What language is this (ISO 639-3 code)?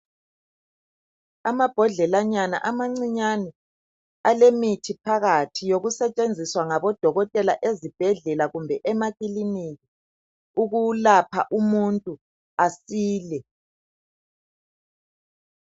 nde